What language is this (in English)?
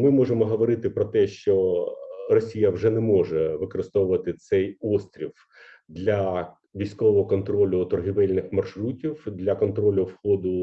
Ukrainian